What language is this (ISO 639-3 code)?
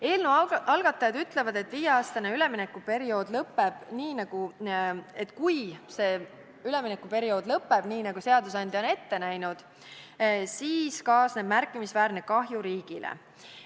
est